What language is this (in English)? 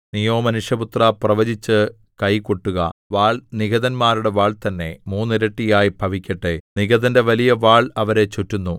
Malayalam